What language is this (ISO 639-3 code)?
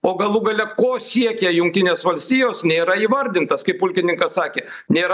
lit